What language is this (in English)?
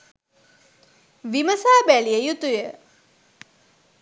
Sinhala